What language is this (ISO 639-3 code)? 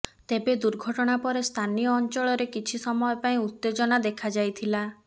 ori